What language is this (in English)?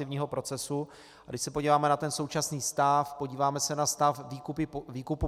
Czech